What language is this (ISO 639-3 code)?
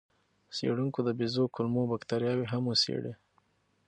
pus